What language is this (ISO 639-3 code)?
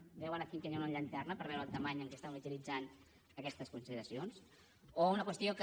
cat